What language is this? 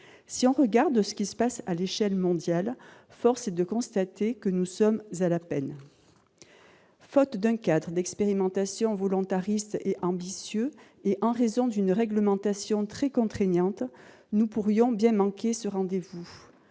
French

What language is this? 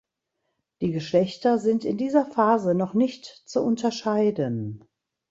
German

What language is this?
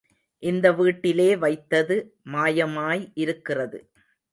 Tamil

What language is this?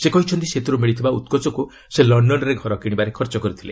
Odia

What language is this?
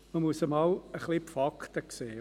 Swiss German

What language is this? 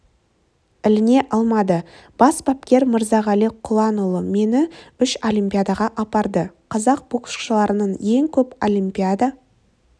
Kazakh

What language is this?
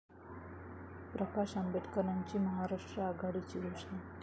Marathi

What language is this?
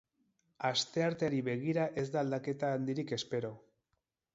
Basque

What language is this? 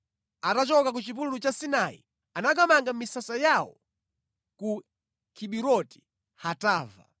Nyanja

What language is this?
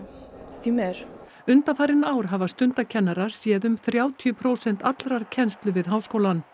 Icelandic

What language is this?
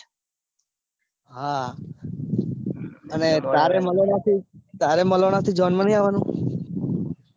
Gujarati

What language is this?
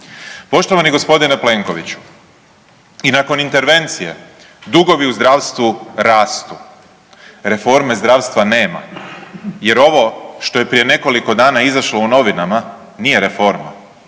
Croatian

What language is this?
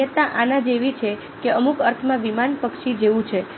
Gujarati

